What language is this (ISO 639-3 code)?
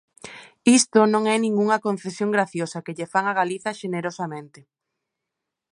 glg